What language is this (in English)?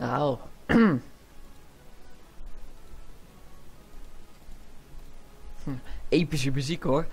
Dutch